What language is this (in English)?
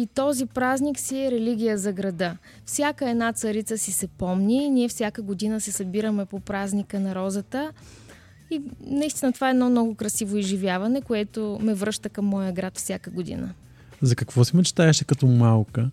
Bulgarian